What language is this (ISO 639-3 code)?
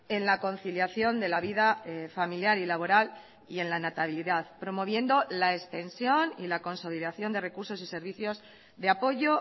spa